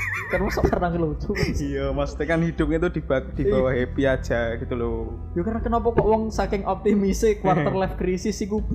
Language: Indonesian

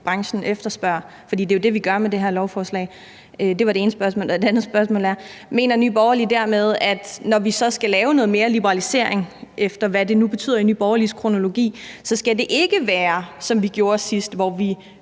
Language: Danish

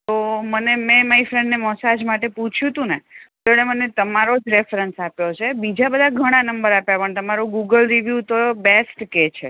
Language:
Gujarati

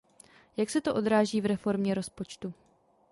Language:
Czech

